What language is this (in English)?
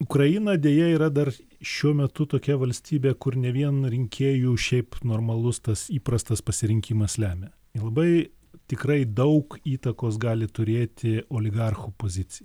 Lithuanian